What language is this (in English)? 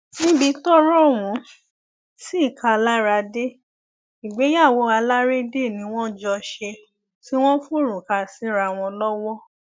Yoruba